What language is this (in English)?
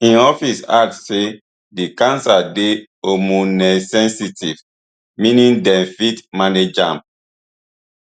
Nigerian Pidgin